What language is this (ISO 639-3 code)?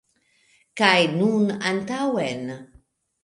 epo